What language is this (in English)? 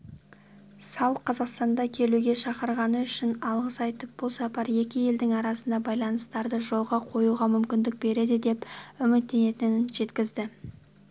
Kazakh